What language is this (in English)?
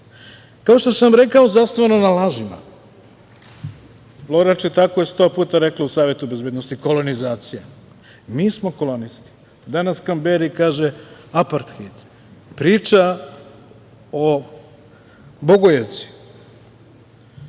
Serbian